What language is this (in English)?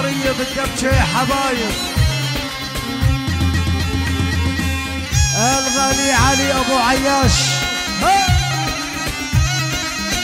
Arabic